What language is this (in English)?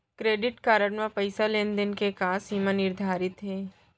Chhattisgarhi